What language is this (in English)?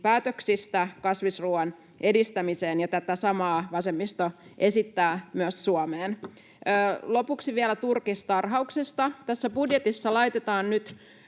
Finnish